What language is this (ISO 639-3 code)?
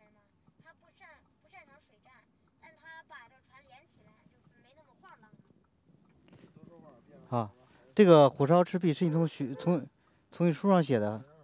zho